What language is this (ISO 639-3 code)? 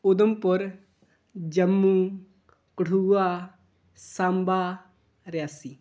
doi